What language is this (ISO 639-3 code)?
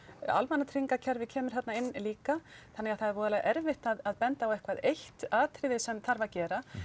isl